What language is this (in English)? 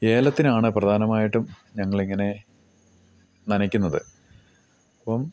Malayalam